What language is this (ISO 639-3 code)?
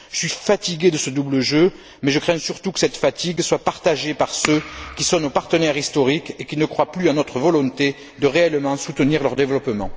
fra